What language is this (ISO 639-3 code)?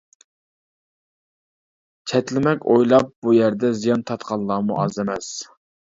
uig